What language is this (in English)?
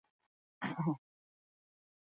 Basque